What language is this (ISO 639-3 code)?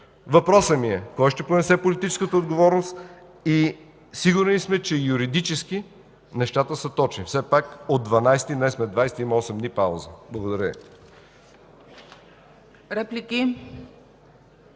bul